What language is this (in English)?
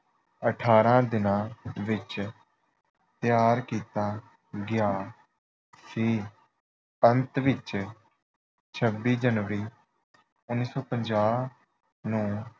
Punjabi